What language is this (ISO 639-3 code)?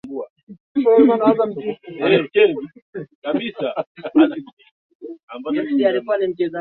swa